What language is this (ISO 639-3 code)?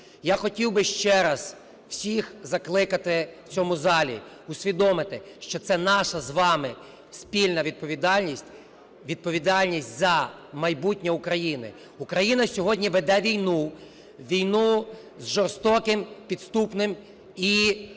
ukr